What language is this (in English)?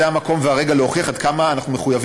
Hebrew